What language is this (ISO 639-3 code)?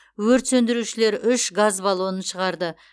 kaz